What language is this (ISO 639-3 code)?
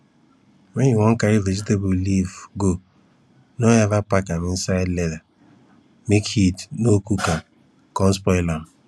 pcm